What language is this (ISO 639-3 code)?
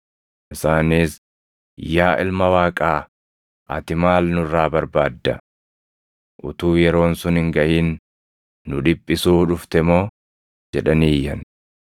orm